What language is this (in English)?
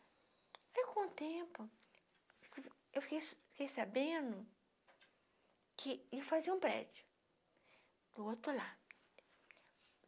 Portuguese